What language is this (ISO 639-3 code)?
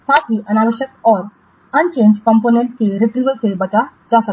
hin